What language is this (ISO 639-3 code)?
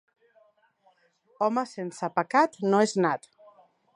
cat